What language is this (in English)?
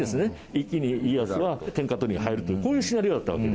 Japanese